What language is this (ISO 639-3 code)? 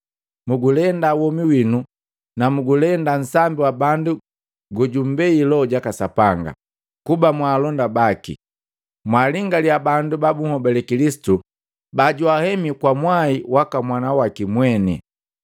mgv